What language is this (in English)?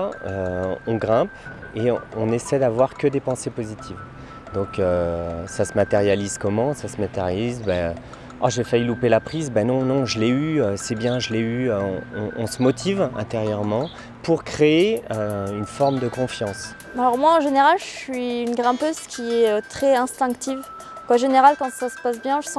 French